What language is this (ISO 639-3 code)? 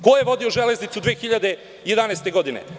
srp